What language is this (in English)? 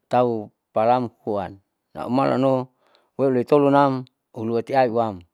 Saleman